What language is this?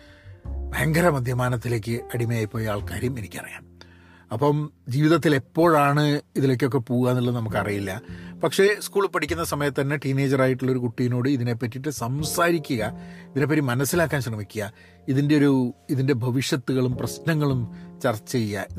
Malayalam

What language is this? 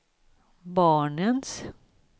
Swedish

